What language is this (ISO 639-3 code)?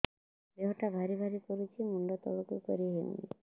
ori